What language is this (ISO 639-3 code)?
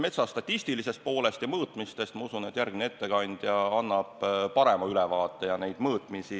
est